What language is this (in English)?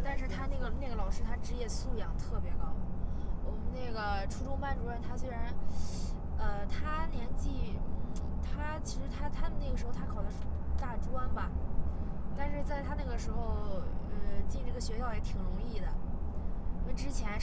Chinese